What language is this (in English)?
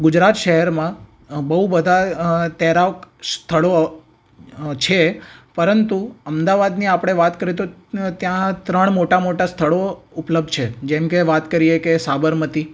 Gujarati